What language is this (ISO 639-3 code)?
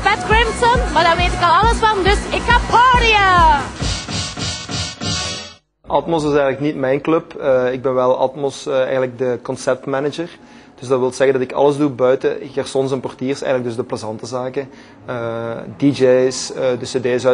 nld